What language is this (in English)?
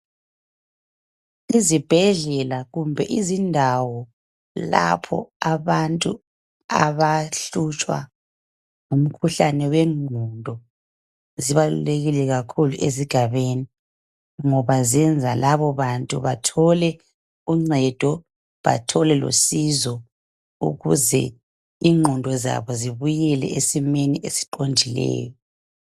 North Ndebele